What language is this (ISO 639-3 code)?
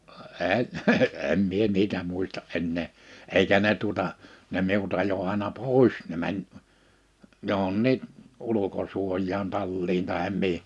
fin